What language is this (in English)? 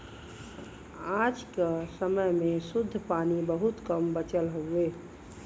Bhojpuri